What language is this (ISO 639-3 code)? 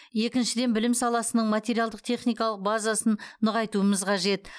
kaz